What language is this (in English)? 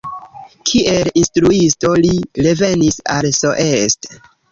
Esperanto